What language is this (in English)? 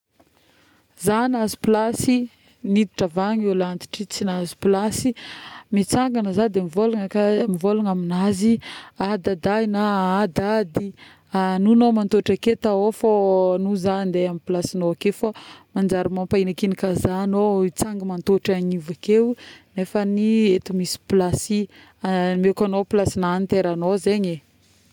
Northern Betsimisaraka Malagasy